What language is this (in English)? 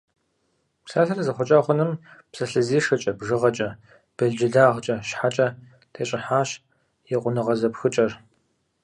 Kabardian